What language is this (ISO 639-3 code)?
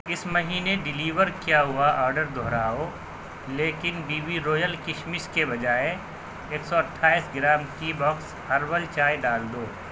urd